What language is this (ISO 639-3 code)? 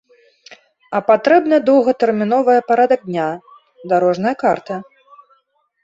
bel